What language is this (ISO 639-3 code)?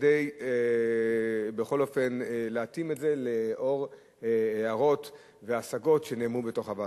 heb